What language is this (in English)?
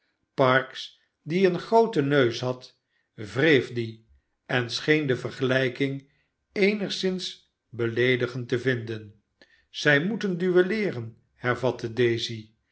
Dutch